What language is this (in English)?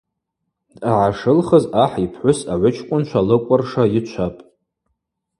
Abaza